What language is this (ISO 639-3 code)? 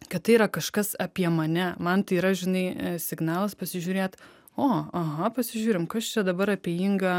lit